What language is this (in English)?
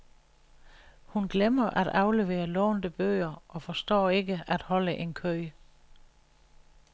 Danish